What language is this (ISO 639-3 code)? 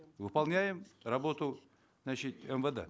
kaz